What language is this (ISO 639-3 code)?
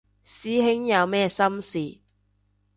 yue